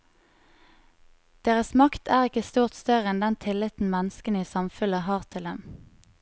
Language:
Norwegian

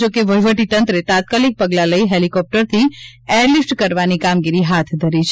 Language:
Gujarati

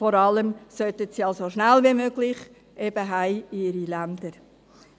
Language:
Swiss German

